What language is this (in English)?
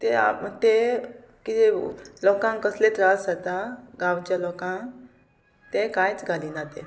Konkani